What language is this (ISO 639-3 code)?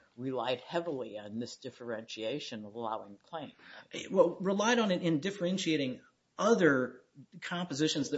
eng